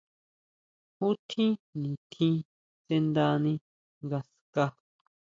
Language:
Huautla Mazatec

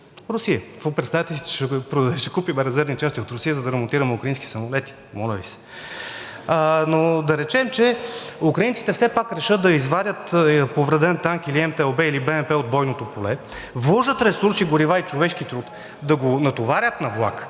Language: Bulgarian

